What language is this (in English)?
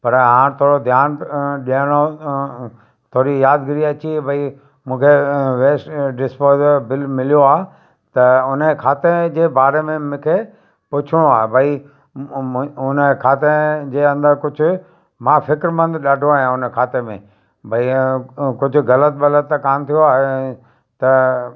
Sindhi